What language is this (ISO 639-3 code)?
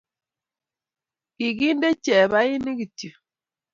kln